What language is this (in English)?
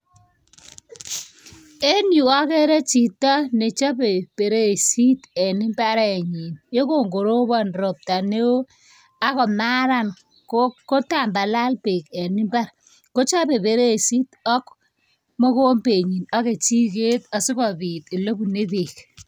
Kalenjin